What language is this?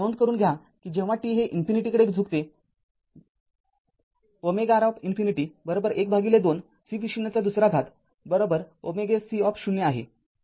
Marathi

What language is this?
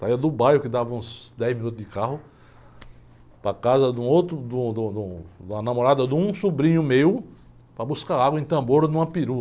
Portuguese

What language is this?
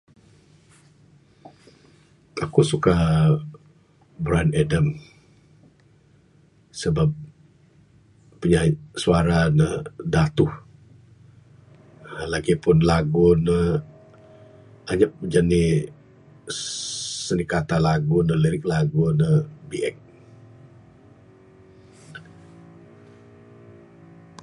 Bukar-Sadung Bidayuh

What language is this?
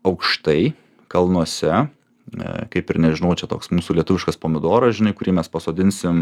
Lithuanian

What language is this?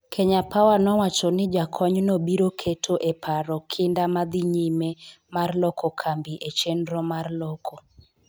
Luo (Kenya and Tanzania)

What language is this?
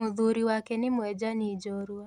Kikuyu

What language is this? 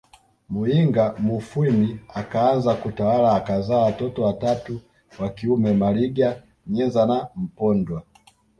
Swahili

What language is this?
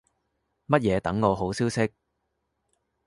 Cantonese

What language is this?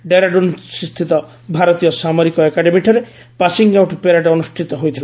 Odia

